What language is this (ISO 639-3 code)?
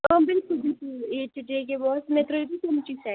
kas